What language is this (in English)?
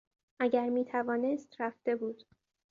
Persian